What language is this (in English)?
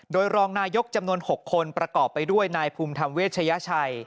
Thai